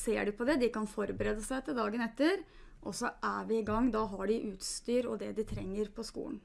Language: Norwegian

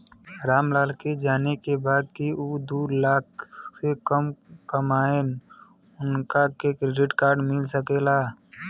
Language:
Bhojpuri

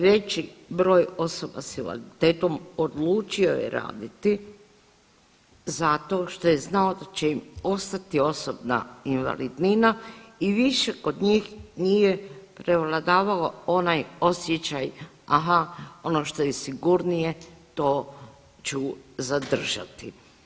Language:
Croatian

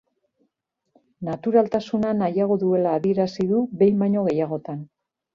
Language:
Basque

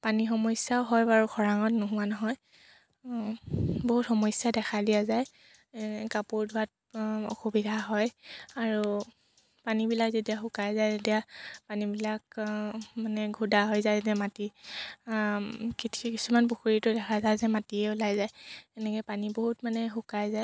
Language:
Assamese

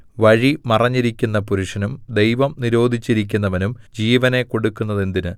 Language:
Malayalam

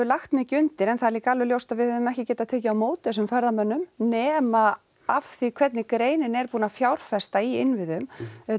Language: Icelandic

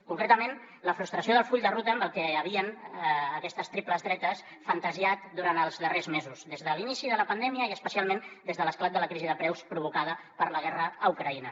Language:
Catalan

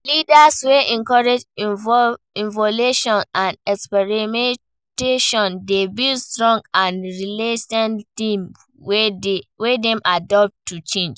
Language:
Nigerian Pidgin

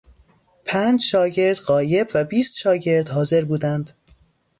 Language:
Persian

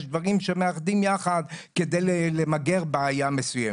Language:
Hebrew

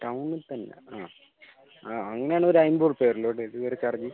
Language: Malayalam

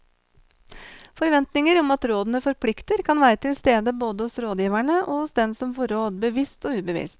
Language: Norwegian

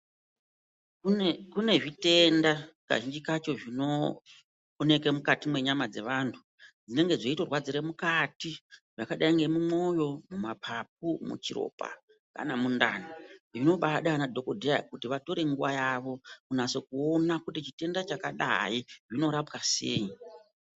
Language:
Ndau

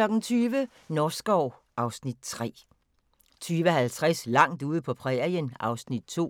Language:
Danish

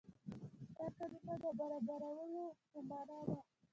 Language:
Pashto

